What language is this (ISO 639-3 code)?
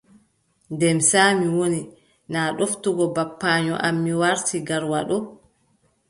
fub